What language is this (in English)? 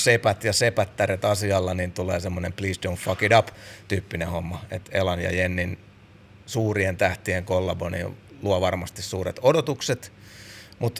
Finnish